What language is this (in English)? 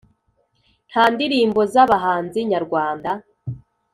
Kinyarwanda